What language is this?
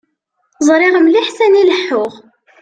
Kabyle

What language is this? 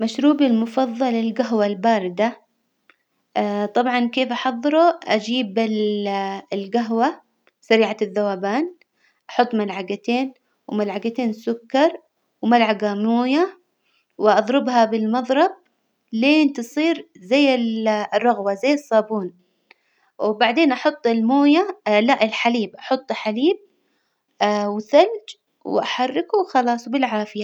Hijazi Arabic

